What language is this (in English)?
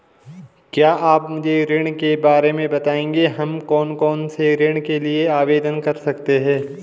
Hindi